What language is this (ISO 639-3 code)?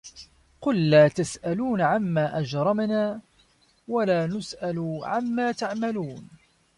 ara